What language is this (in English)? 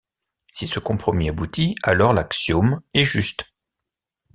French